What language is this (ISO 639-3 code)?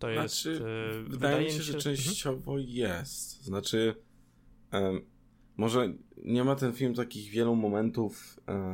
pol